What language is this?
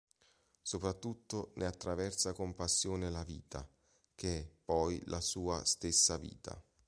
Italian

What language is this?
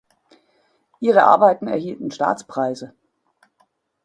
German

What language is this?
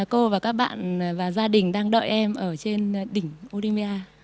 Vietnamese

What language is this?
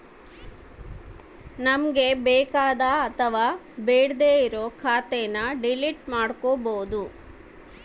Kannada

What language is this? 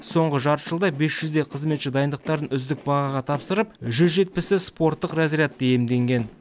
Kazakh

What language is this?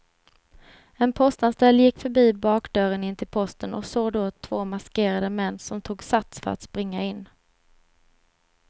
Swedish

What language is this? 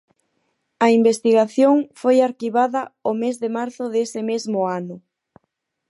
Galician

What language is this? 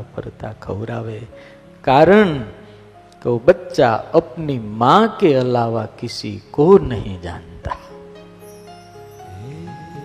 Gujarati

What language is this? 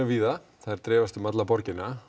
Icelandic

